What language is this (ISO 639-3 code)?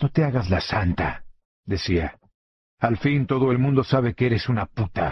spa